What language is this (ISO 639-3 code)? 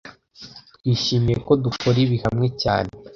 kin